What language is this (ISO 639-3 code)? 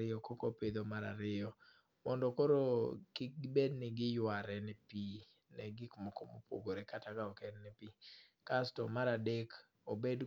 luo